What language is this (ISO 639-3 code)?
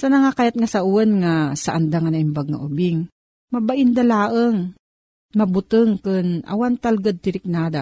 fil